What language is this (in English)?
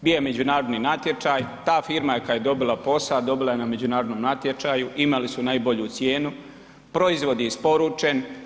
Croatian